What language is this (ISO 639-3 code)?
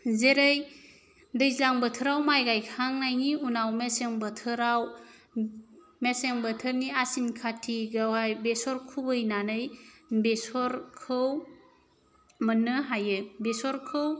brx